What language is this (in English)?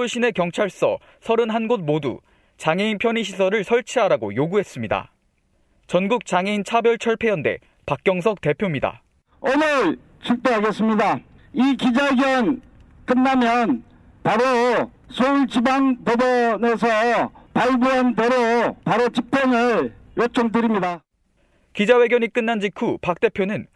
Korean